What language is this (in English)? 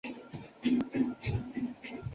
Chinese